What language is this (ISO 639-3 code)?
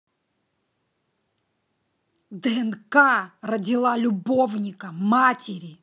rus